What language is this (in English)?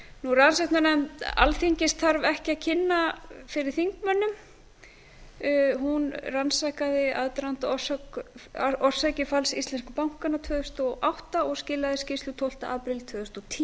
Icelandic